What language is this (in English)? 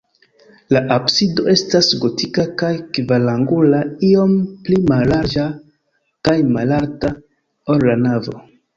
Esperanto